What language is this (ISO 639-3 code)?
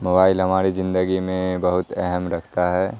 urd